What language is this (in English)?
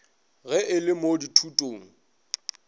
Northern Sotho